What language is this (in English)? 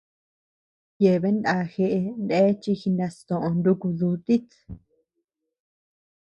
Tepeuxila Cuicatec